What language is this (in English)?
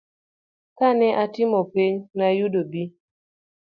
Luo (Kenya and Tanzania)